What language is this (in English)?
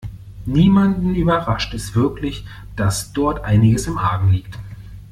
German